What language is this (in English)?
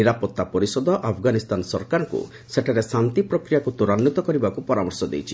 Odia